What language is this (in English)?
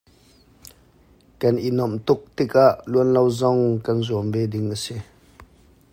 Hakha Chin